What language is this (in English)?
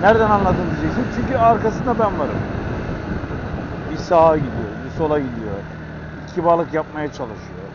Turkish